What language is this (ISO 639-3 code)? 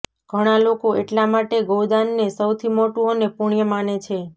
guj